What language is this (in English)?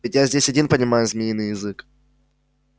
Russian